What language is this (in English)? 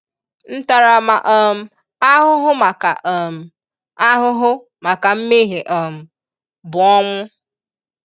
Igbo